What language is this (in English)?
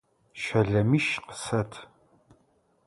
Adyghe